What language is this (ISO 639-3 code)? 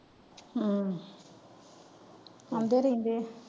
pan